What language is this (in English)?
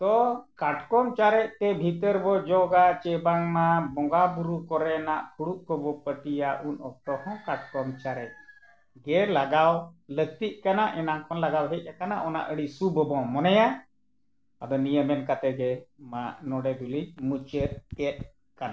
Santali